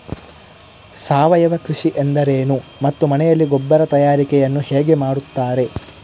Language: Kannada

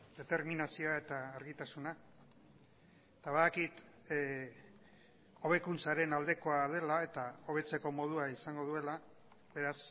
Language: Basque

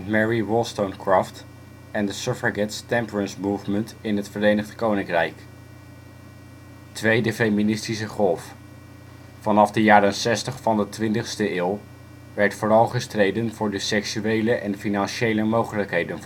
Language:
Dutch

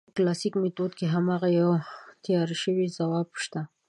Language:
Pashto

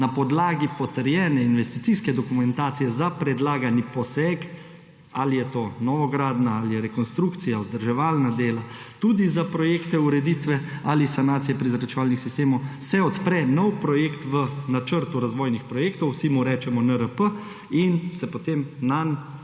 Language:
Slovenian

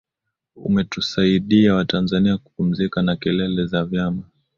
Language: Swahili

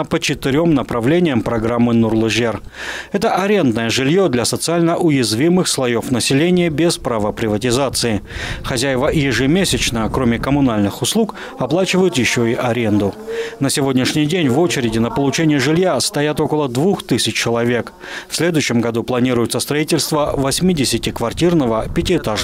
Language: Russian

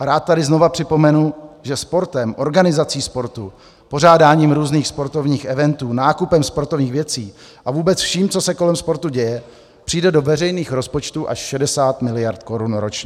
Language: Czech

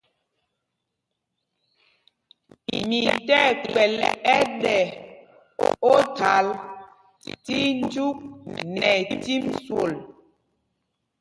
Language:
Mpumpong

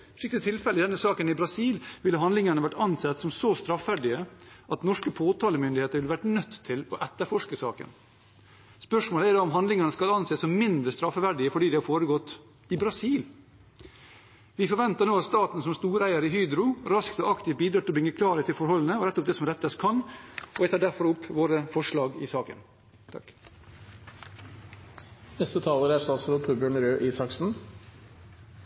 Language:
Norwegian Bokmål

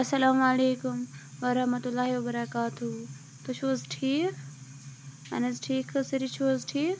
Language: Kashmiri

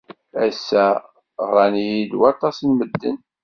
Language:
Kabyle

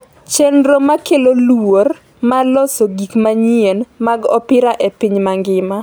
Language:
Luo (Kenya and Tanzania)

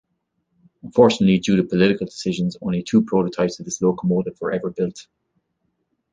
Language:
English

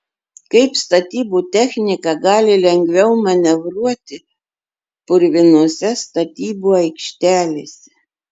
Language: Lithuanian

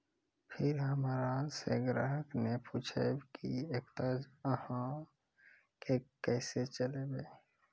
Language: Maithili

